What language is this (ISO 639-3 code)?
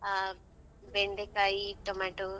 kan